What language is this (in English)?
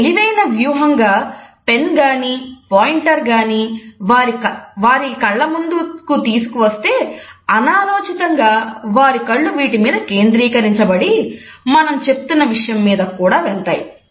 Telugu